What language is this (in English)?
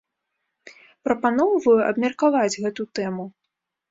Belarusian